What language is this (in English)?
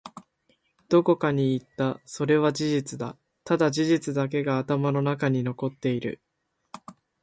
Japanese